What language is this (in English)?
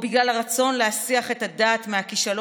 Hebrew